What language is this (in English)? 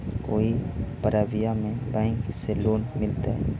Magahi